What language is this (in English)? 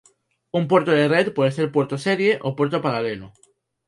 Spanish